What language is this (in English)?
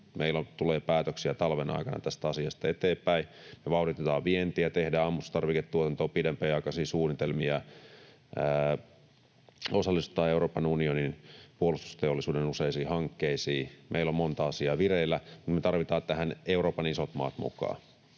Finnish